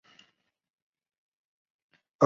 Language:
Chinese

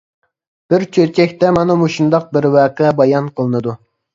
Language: Uyghur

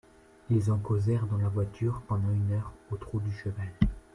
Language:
French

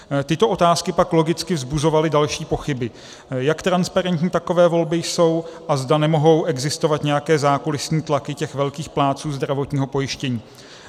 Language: Czech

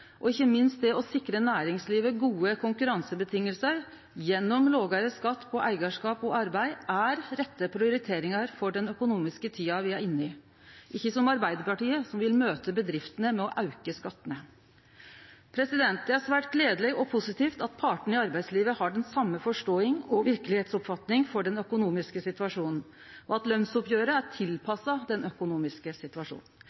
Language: Norwegian Nynorsk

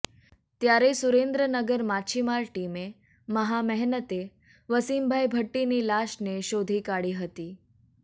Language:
Gujarati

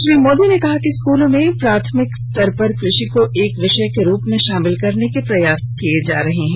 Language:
Hindi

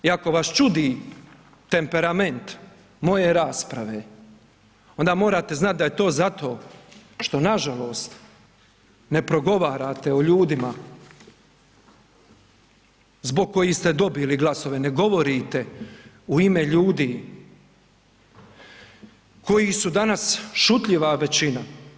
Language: Croatian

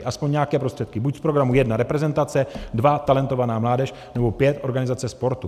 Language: Czech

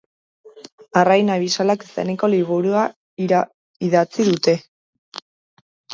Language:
Basque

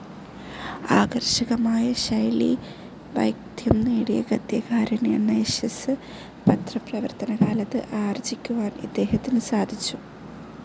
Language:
Malayalam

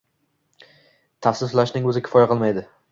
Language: Uzbek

